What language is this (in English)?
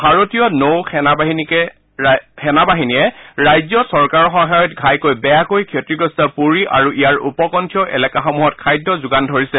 Assamese